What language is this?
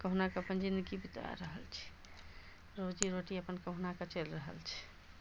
Maithili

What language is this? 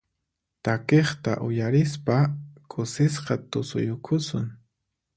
Puno Quechua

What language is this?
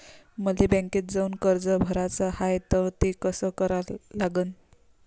Marathi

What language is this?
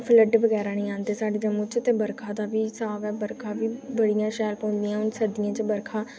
Dogri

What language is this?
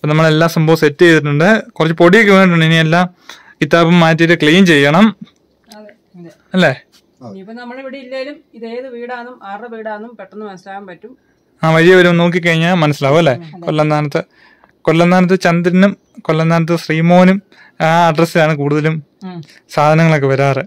Malayalam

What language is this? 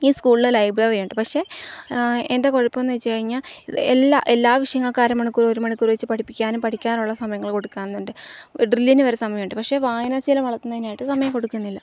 Malayalam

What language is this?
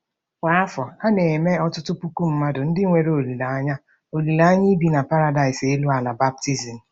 Igbo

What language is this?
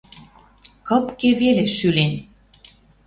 Western Mari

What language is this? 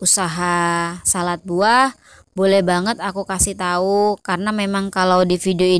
Indonesian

